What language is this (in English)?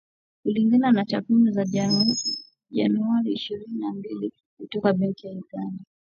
Swahili